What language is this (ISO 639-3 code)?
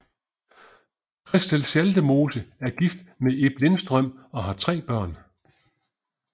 dan